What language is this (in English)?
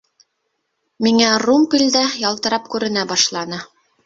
Bashkir